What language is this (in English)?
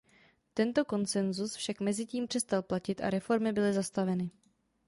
Czech